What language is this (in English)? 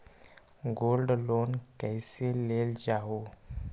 Magahi